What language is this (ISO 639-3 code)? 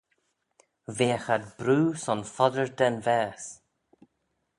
glv